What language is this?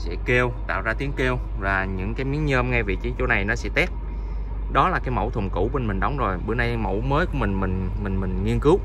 Vietnamese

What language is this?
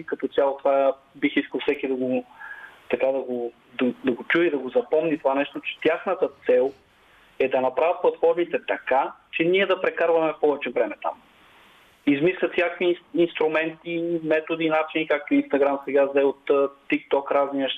Bulgarian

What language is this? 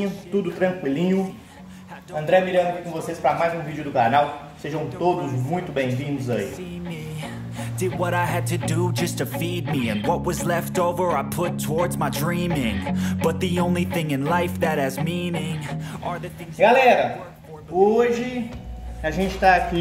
Portuguese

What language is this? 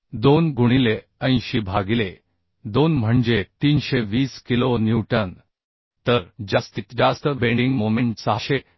Marathi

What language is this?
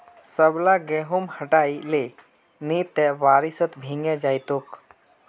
Magahi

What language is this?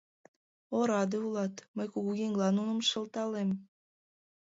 Mari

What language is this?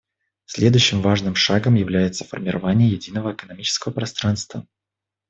Russian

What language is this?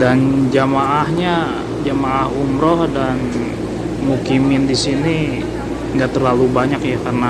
Indonesian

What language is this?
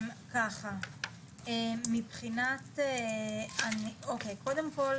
Hebrew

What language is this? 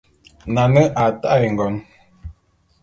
Bulu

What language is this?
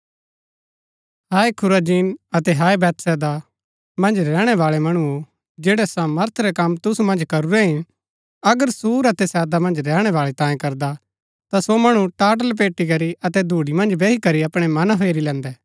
Gaddi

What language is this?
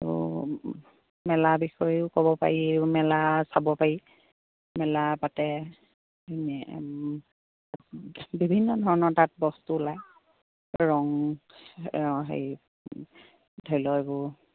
Assamese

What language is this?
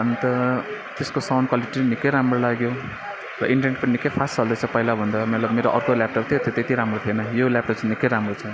Nepali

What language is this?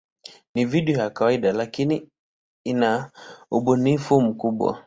Swahili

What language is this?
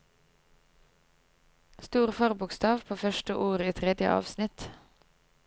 Norwegian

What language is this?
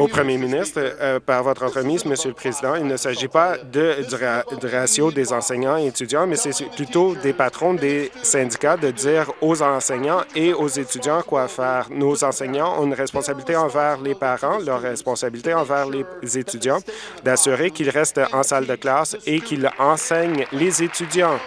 French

